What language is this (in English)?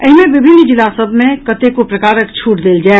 Maithili